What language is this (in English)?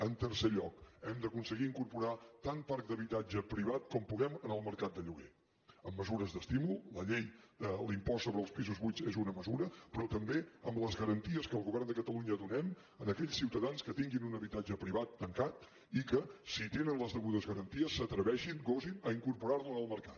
Catalan